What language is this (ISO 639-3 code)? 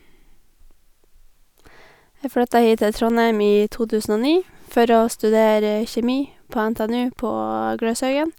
nor